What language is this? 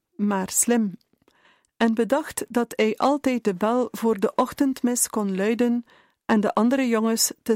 Dutch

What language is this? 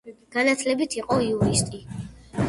Georgian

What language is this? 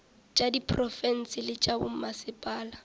Northern Sotho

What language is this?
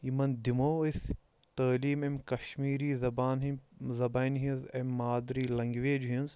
Kashmiri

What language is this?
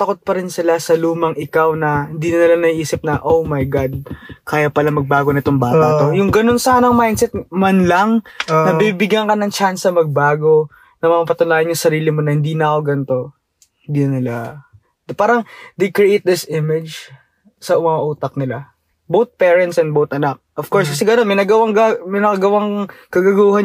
Filipino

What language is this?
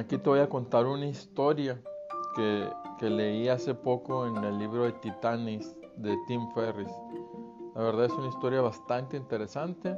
Spanish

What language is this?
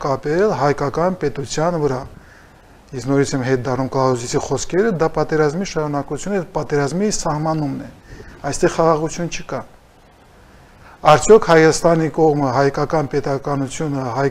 Romanian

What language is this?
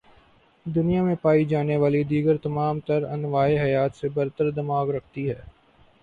Urdu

